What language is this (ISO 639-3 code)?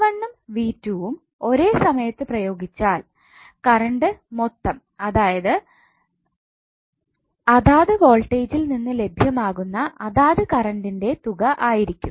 mal